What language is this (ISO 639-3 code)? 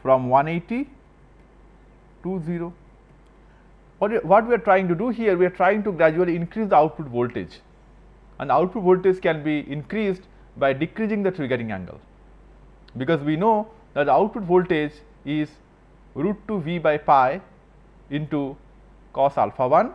eng